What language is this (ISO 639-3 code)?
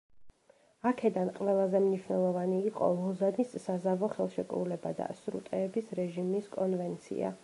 kat